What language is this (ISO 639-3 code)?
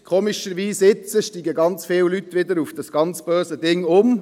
gsw